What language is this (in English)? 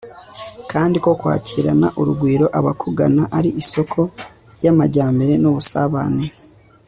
Kinyarwanda